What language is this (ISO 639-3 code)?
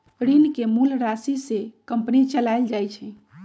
mag